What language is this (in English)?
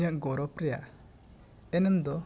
Santali